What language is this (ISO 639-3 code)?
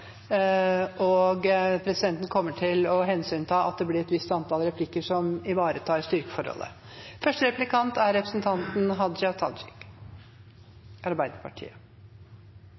nor